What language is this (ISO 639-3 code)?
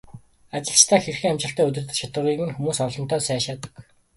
mon